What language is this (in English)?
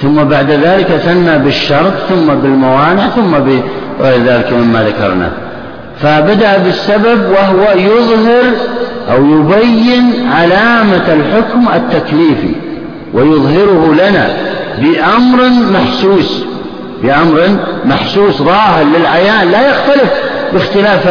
Arabic